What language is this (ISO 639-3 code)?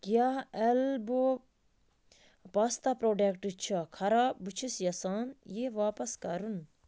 kas